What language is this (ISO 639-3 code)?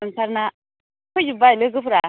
brx